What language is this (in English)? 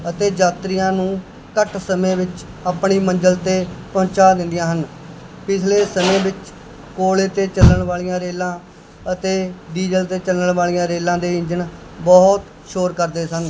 Punjabi